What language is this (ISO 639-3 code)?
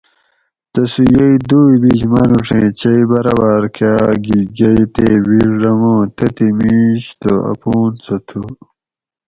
gwc